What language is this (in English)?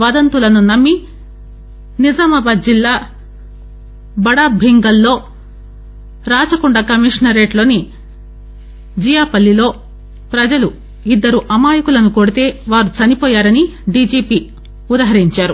Telugu